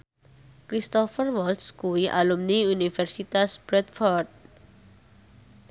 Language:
Javanese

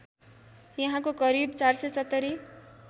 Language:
Nepali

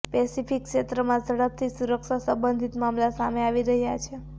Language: Gujarati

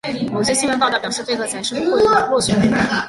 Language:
Chinese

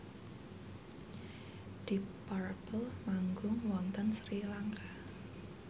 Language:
Javanese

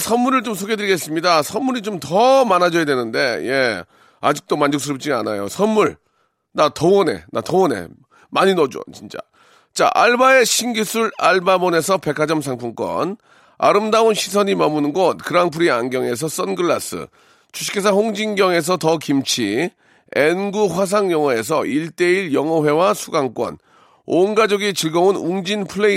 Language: Korean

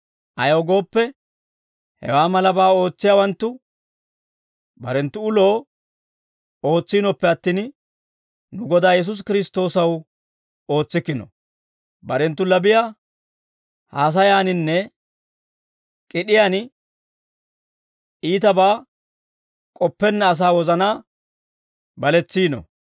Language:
Dawro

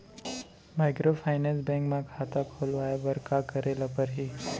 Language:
Chhattisgarhi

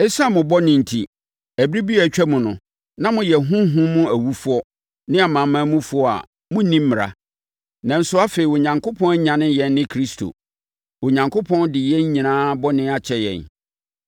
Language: Akan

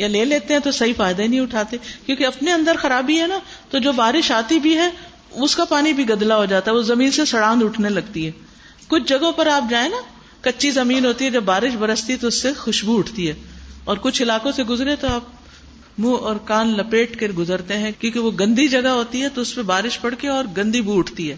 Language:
Urdu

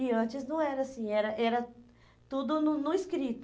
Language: Portuguese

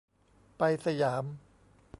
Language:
Thai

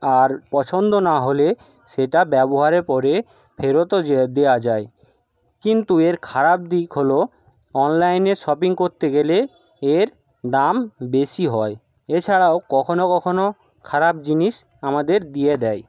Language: Bangla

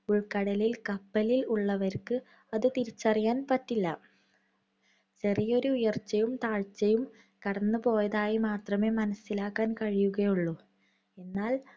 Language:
Malayalam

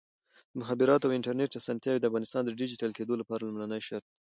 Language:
Pashto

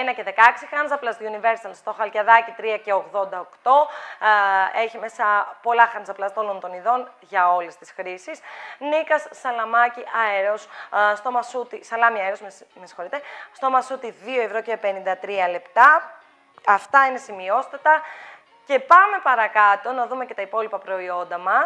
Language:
Greek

